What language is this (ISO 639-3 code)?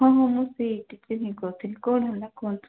ori